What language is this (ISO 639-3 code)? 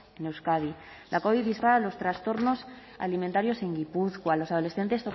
spa